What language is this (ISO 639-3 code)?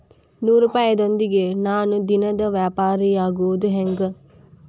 kan